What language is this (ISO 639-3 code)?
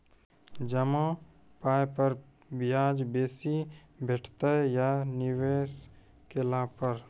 mai